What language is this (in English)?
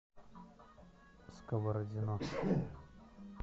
Russian